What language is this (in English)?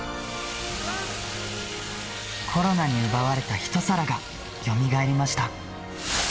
Japanese